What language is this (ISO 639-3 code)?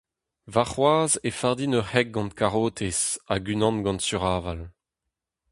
bre